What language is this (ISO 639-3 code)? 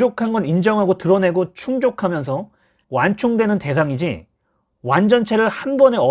kor